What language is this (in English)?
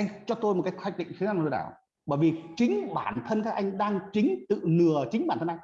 Vietnamese